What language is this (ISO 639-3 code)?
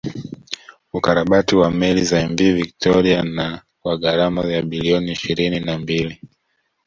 swa